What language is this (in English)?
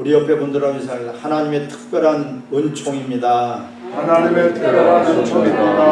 Korean